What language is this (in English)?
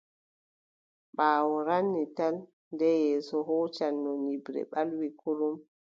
Adamawa Fulfulde